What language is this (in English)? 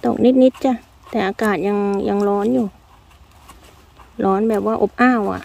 Thai